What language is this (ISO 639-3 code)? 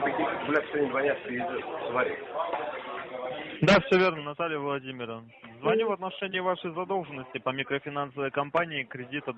rus